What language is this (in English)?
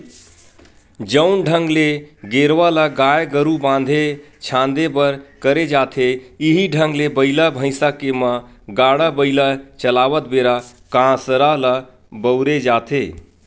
Chhattisgarhi